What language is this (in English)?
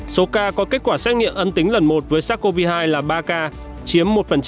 Vietnamese